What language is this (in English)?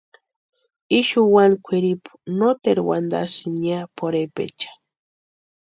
Western Highland Purepecha